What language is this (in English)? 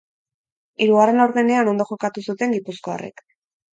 Basque